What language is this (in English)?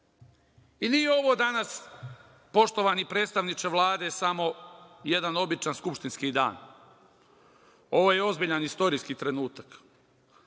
Serbian